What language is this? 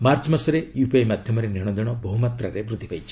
Odia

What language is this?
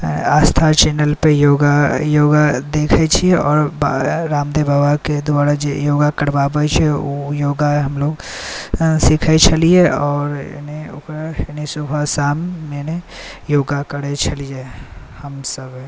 Maithili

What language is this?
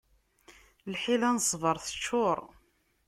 Kabyle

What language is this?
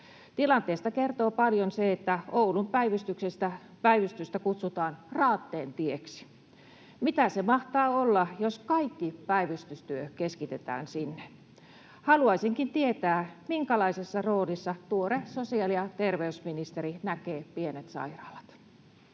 Finnish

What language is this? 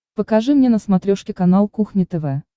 Russian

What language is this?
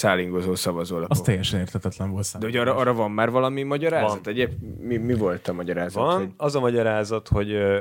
Hungarian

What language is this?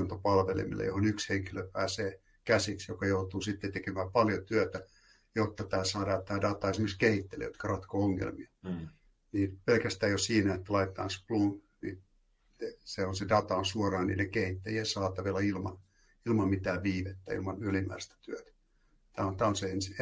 Finnish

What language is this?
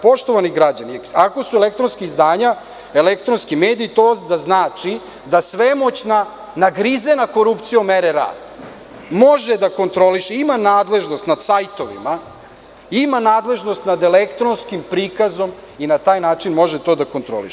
Serbian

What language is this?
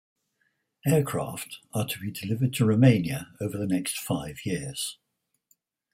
English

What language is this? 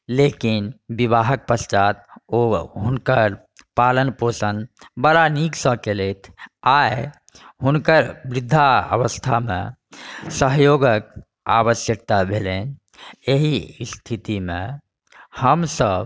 Maithili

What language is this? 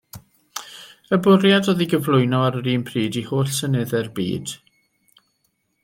Welsh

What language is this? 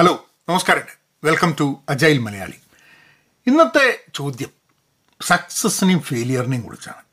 Malayalam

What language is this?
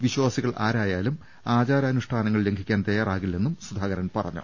Malayalam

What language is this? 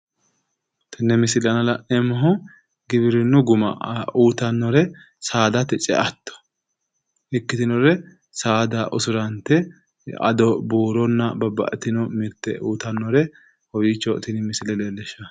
Sidamo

